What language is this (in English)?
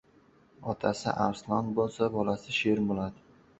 Uzbek